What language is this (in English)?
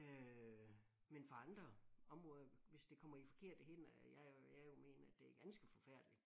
Danish